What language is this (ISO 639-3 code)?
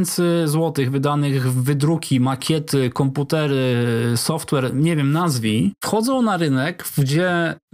pol